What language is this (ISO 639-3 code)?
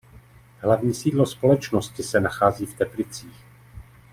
ces